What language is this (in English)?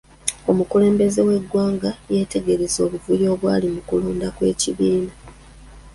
Ganda